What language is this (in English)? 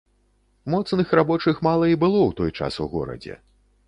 Belarusian